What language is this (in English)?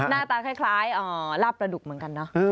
Thai